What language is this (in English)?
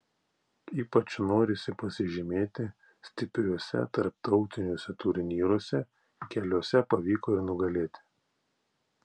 Lithuanian